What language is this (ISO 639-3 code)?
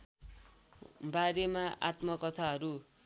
nep